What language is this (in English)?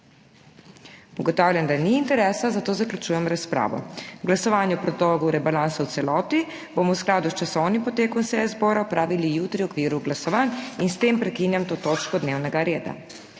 Slovenian